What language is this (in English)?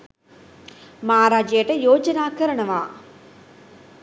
Sinhala